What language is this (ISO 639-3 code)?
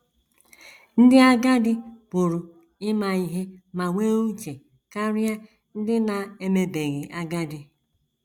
ibo